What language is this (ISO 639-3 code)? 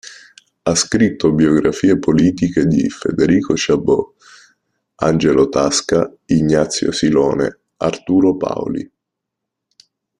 ita